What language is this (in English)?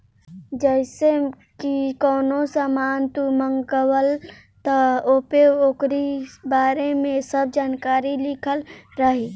Bhojpuri